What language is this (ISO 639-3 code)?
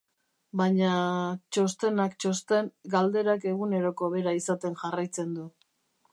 eus